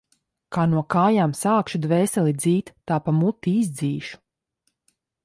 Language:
Latvian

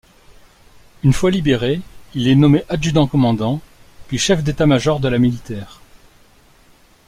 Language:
French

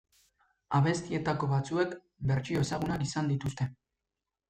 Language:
Basque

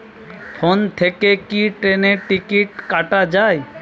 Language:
Bangla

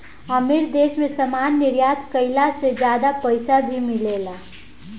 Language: Bhojpuri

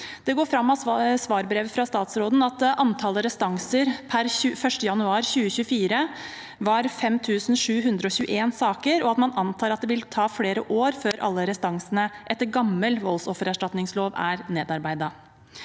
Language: Norwegian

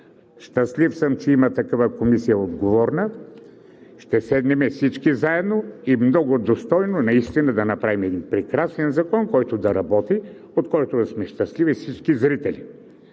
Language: Bulgarian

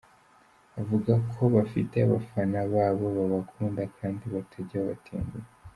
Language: Kinyarwanda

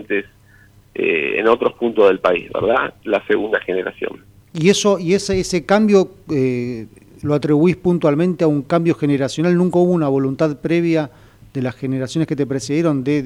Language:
Spanish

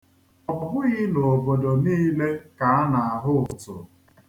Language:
Igbo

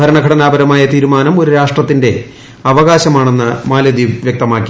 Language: Malayalam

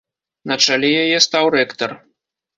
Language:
Belarusian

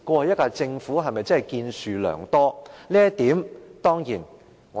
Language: Cantonese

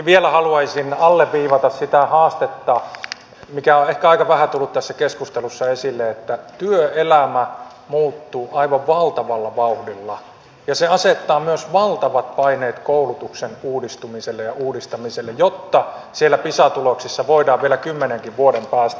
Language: Finnish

